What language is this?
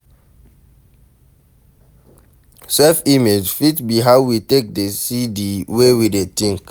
Nigerian Pidgin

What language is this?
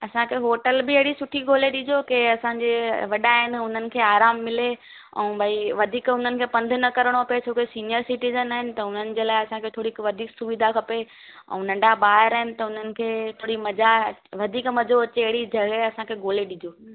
Sindhi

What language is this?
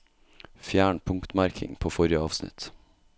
Norwegian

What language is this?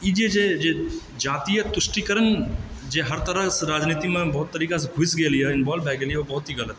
Maithili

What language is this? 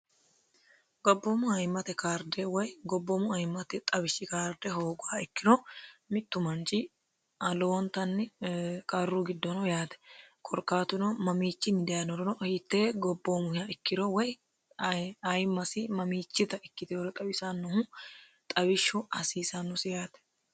Sidamo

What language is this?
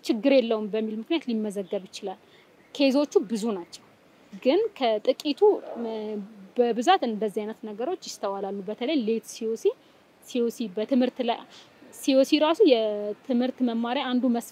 Arabic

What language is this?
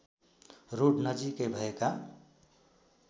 Nepali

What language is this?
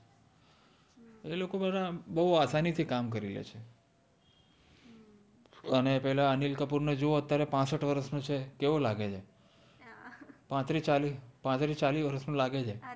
Gujarati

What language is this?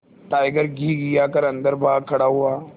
Hindi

